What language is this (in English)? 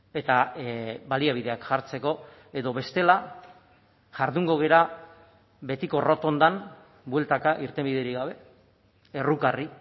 Basque